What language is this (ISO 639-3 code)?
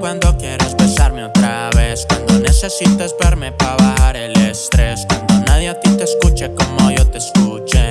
ita